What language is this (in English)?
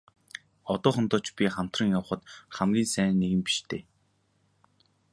Mongolian